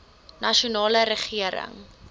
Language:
Afrikaans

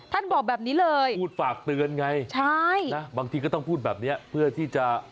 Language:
Thai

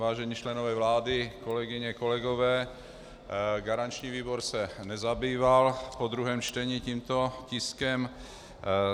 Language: Czech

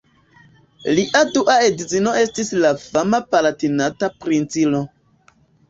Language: Esperanto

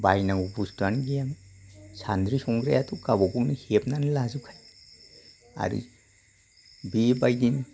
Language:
Bodo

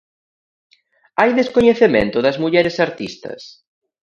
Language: Galician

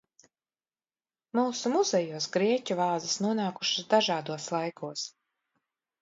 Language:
Latvian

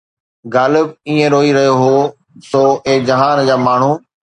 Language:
Sindhi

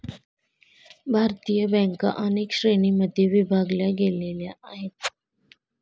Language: Marathi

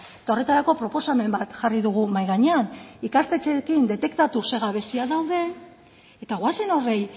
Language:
Basque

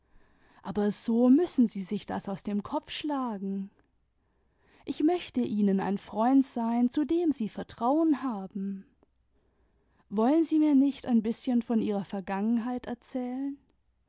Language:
German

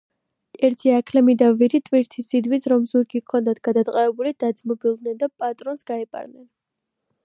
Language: Georgian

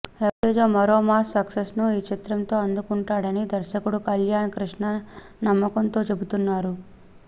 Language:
Telugu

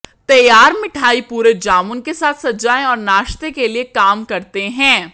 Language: Hindi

